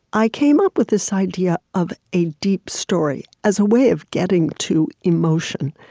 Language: English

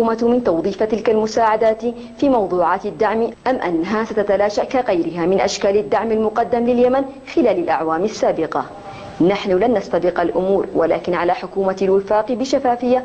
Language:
Arabic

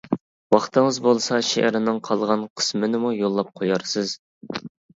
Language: Uyghur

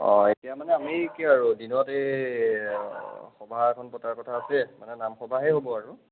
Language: Assamese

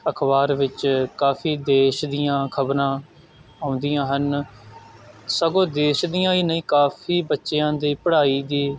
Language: Punjabi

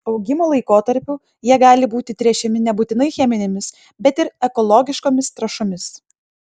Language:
Lithuanian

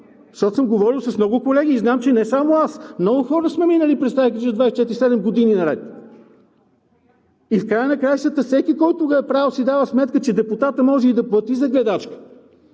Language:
Bulgarian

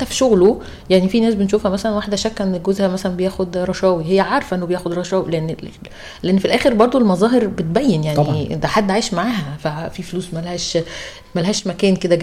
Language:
Arabic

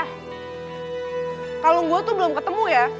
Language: Indonesian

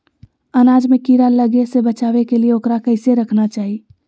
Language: Magahi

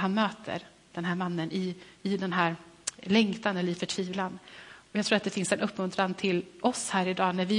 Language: Swedish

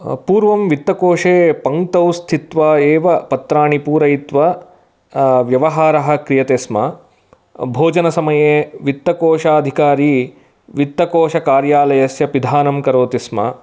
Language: Sanskrit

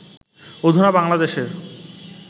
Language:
Bangla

